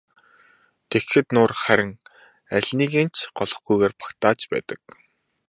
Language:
Mongolian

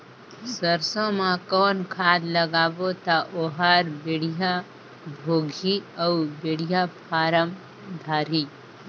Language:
Chhattisgarhi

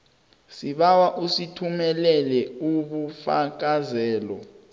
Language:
South Ndebele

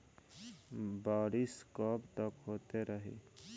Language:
Bhojpuri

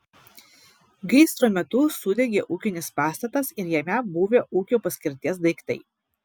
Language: Lithuanian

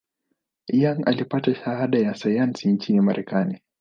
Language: Swahili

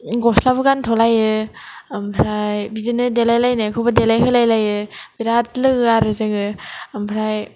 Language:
Bodo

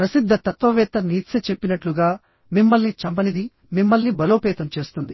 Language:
Telugu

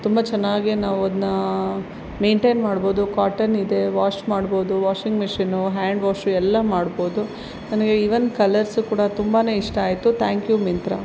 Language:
Kannada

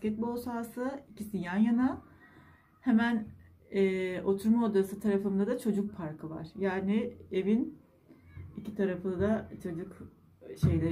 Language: Turkish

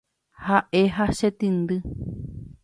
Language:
Guarani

